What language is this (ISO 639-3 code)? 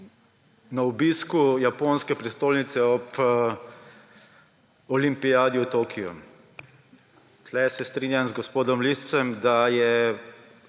slv